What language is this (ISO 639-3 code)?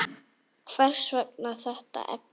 isl